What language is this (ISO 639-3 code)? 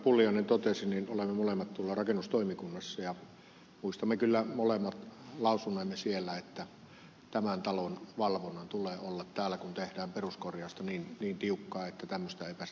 fin